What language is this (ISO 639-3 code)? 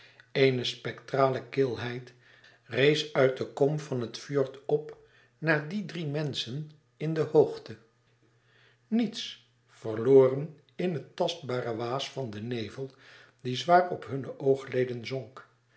nld